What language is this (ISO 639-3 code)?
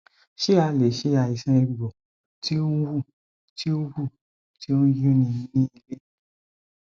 yor